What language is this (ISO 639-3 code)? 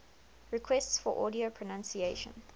eng